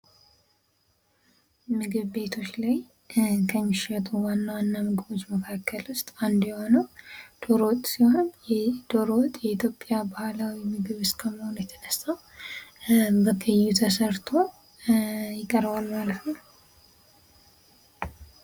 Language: Amharic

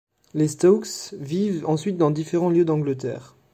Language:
French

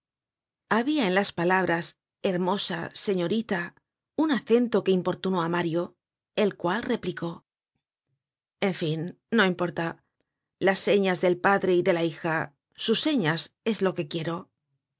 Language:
Spanish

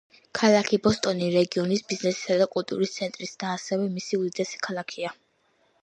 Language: Georgian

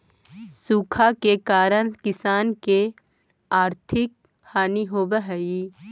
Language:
Magahi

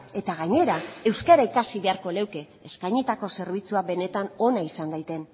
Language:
Basque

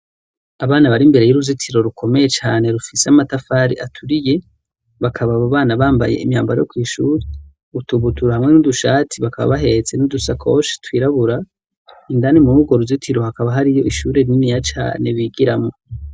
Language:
Rundi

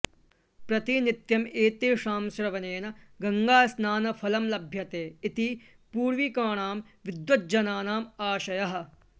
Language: Sanskrit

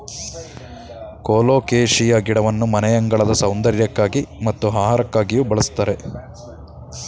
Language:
Kannada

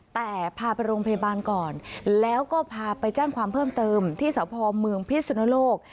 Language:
Thai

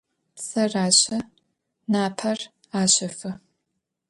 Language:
Adyghe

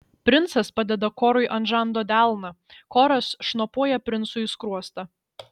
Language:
Lithuanian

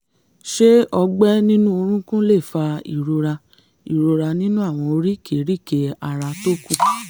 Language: Yoruba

